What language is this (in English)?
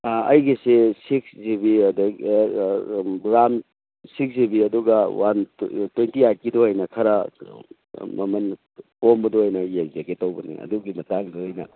Manipuri